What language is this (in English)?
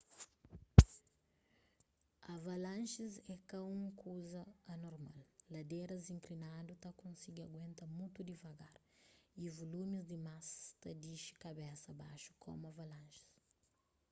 Kabuverdianu